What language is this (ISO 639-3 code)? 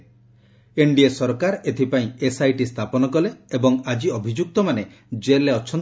ori